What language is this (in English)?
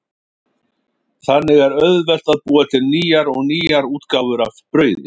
Icelandic